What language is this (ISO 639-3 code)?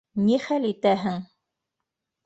bak